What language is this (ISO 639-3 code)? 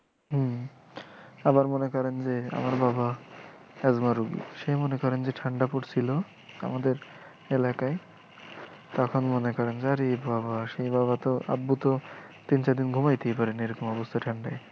ben